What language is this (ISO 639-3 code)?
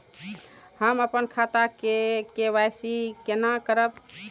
mai